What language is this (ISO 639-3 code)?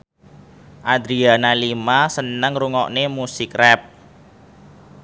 jav